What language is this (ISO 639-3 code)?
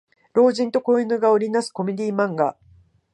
jpn